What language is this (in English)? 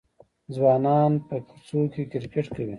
Pashto